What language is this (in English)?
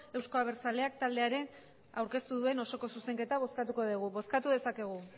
Basque